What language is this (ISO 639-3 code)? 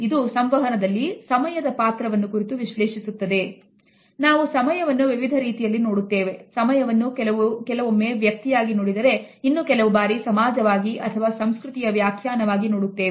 kan